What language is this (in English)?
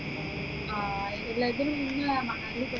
Malayalam